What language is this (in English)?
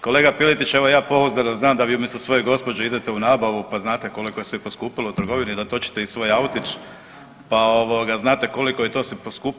Croatian